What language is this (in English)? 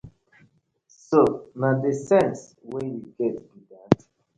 Nigerian Pidgin